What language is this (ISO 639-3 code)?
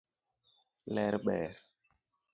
luo